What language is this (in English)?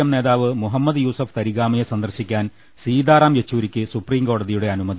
Malayalam